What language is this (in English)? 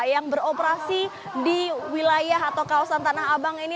Indonesian